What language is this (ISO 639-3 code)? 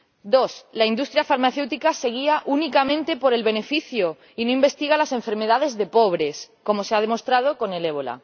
spa